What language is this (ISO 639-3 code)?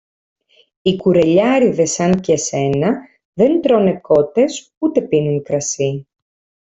ell